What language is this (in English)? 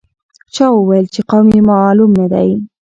Pashto